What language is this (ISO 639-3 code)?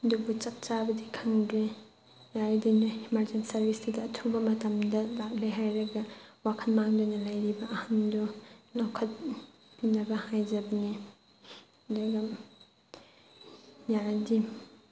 mni